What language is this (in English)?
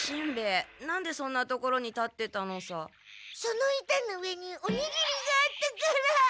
Japanese